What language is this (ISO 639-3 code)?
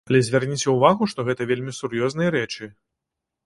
bel